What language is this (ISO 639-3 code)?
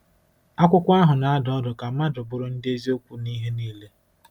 ibo